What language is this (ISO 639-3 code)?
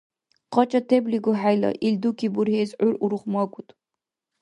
dar